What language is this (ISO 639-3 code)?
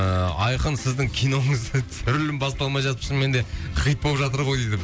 kaz